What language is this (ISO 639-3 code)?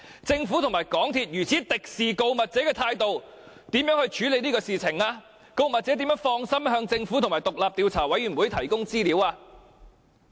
yue